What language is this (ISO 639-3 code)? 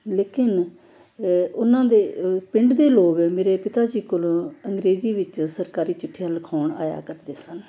pan